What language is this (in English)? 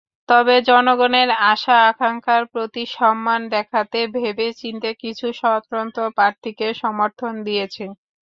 Bangla